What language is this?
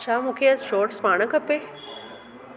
Sindhi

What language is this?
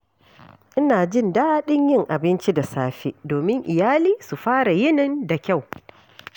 Hausa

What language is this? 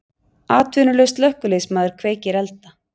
Icelandic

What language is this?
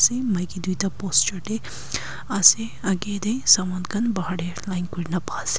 Naga Pidgin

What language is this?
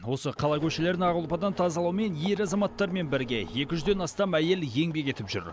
Kazakh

